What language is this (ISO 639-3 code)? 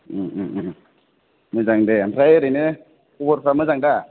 brx